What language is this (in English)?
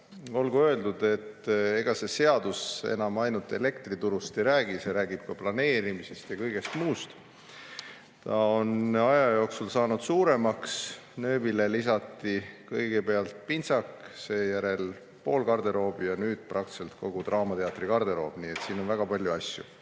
Estonian